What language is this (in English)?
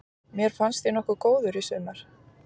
Icelandic